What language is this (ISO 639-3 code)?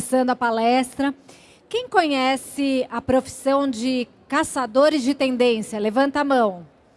por